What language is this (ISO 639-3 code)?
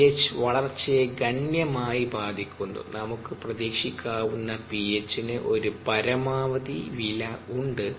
mal